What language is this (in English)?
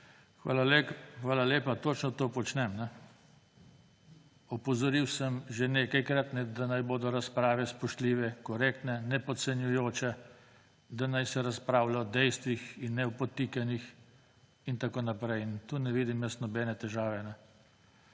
Slovenian